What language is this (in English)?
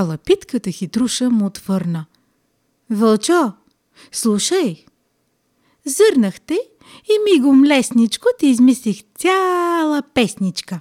Bulgarian